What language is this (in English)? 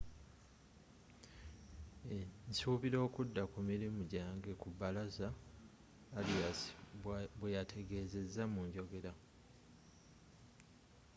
Ganda